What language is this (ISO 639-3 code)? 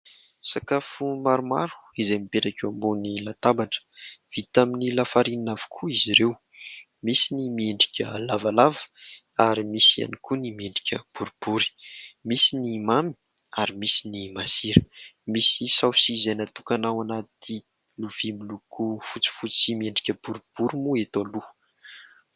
mlg